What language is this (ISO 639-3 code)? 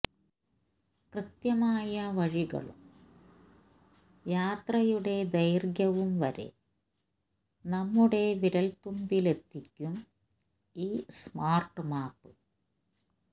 mal